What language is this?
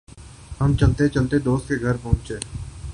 Urdu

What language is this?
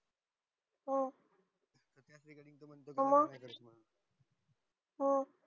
Marathi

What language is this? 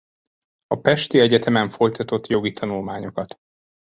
Hungarian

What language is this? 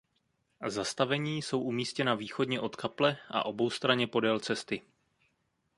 Czech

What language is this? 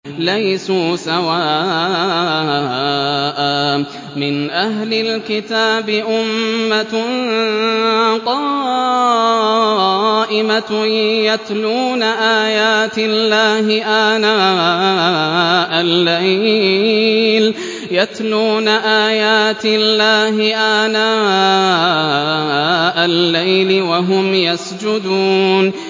Arabic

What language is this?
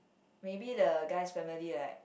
English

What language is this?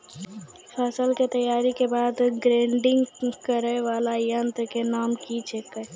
Maithili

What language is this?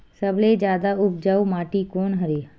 Chhattisgarhi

